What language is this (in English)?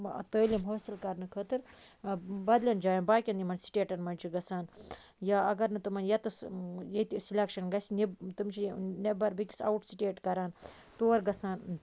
Kashmiri